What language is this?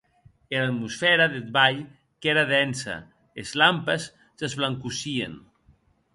Occitan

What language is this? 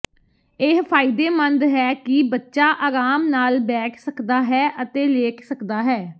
Punjabi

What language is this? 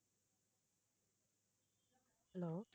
Tamil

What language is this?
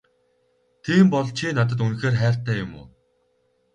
Mongolian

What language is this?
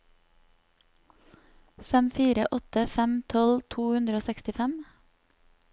Norwegian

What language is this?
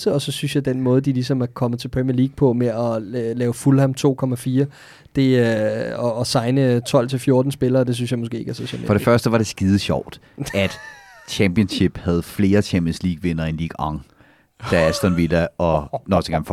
Danish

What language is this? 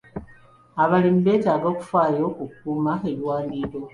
Ganda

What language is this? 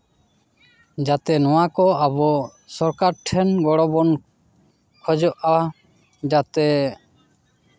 Santali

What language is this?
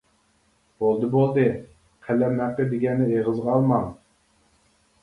Uyghur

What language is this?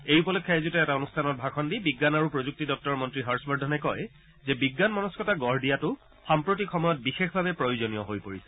Assamese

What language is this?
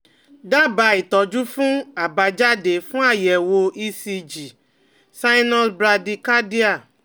Yoruba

